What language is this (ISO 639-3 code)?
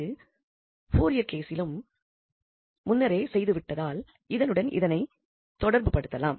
tam